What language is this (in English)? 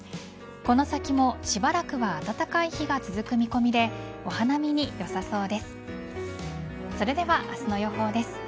Japanese